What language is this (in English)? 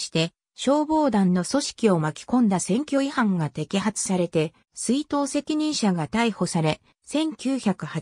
Japanese